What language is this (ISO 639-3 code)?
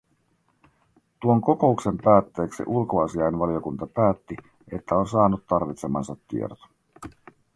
fin